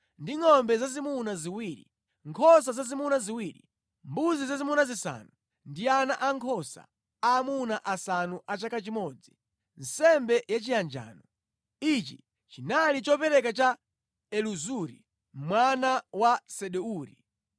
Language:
Nyanja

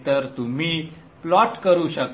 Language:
Marathi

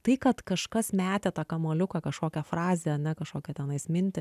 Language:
Lithuanian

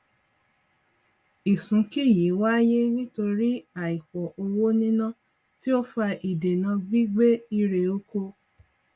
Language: Yoruba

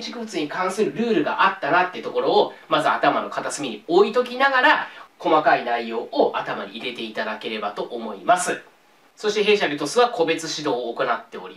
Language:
Japanese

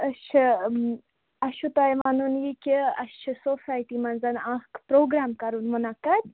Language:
Kashmiri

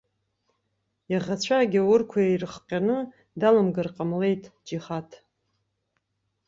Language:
Abkhazian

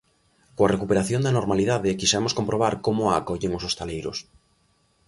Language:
Galician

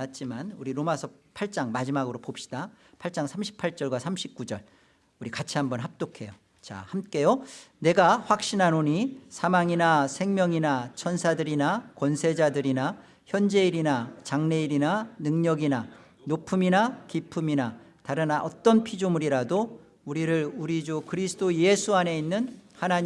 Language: Korean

